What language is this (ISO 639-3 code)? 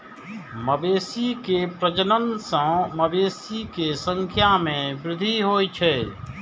mai